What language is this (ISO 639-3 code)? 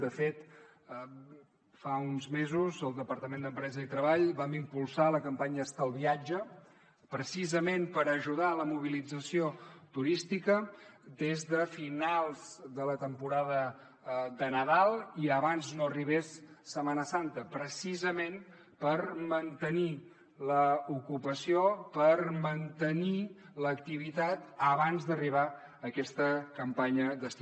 cat